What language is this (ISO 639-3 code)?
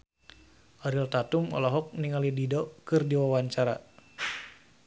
sun